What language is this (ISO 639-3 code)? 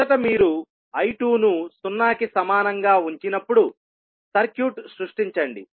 tel